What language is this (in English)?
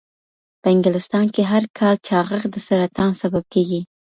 Pashto